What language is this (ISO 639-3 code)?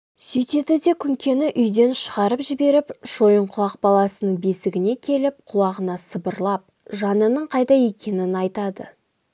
kaz